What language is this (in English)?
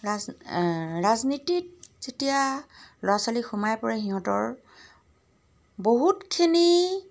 Assamese